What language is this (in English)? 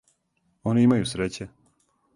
Serbian